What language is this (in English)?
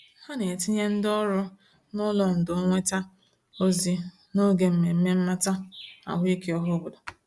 Igbo